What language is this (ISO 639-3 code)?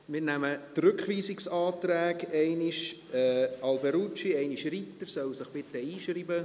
gsw